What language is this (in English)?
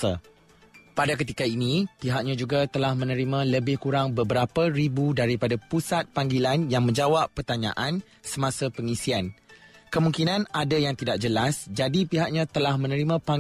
Malay